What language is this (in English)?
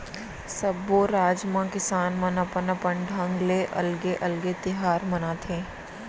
Chhattisgarhi